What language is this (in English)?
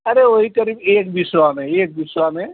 Hindi